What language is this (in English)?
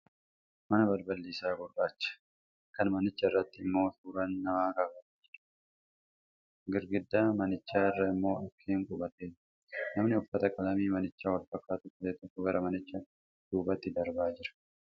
Oromo